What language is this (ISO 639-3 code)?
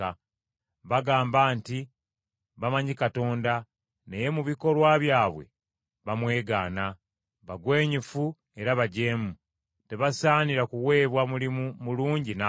lug